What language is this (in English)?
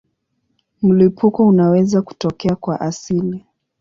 Swahili